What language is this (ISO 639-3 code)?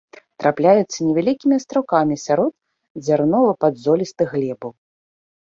bel